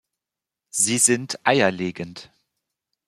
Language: German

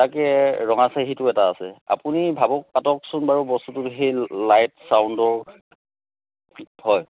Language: Assamese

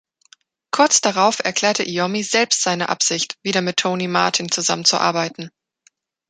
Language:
German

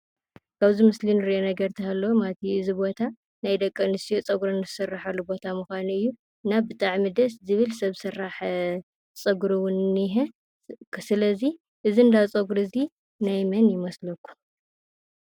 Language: Tigrinya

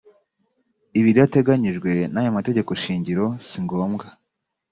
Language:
Kinyarwanda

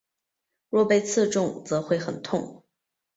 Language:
Chinese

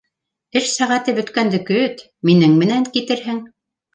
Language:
Bashkir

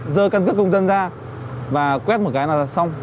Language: Vietnamese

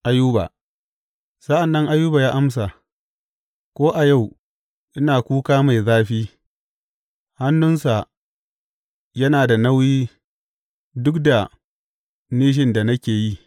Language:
Hausa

